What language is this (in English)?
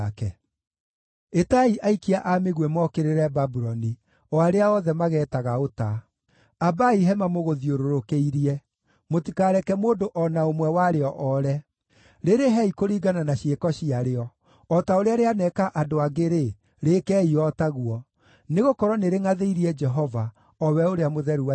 Kikuyu